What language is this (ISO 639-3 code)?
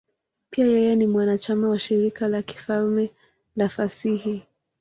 swa